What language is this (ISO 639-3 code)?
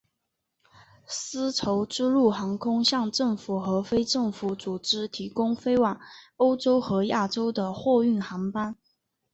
zho